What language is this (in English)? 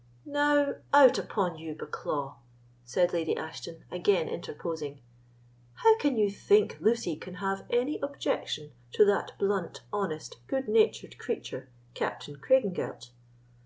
English